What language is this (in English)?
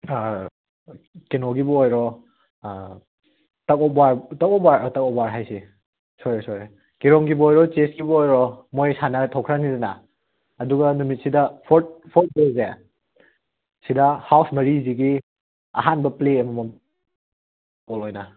Manipuri